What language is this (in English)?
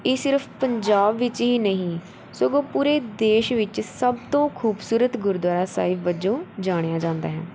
Punjabi